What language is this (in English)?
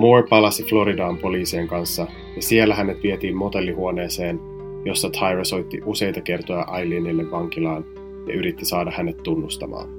Finnish